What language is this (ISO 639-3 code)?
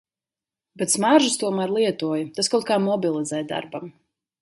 lav